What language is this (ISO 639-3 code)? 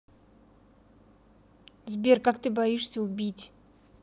rus